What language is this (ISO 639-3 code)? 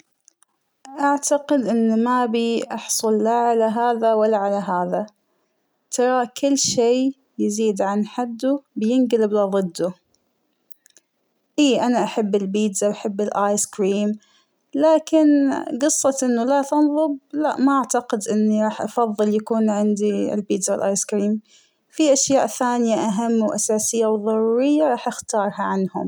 acw